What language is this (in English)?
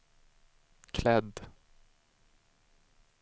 Swedish